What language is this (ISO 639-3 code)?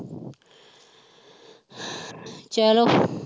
pan